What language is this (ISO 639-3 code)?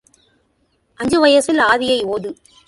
tam